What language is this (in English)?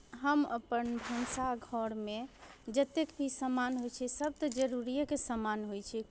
Maithili